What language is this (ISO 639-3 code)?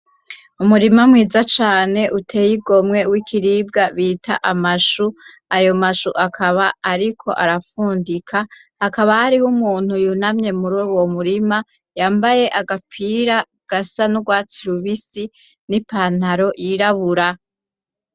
run